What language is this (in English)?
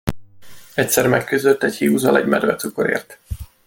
Hungarian